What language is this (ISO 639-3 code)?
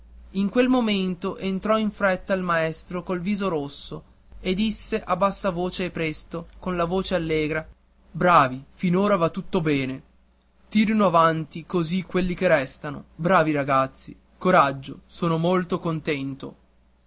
ita